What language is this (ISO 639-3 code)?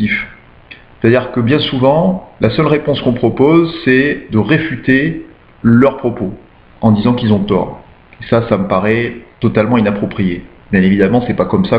fra